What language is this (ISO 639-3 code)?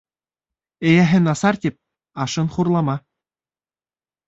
bak